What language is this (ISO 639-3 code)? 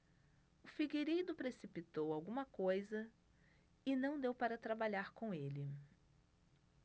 por